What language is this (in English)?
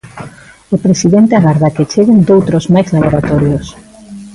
Galician